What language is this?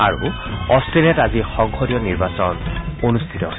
Assamese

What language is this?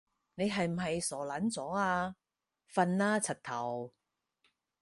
Cantonese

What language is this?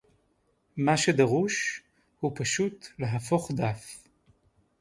Hebrew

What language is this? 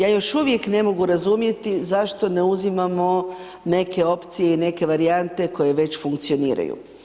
Croatian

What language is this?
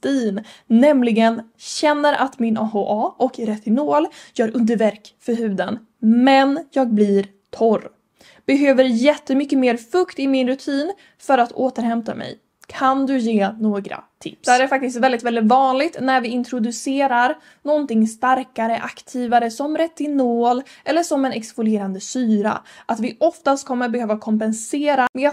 Swedish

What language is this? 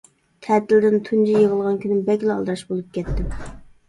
Uyghur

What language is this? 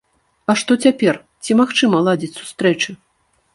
Belarusian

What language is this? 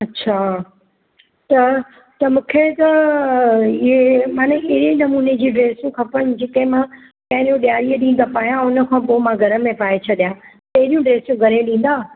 Sindhi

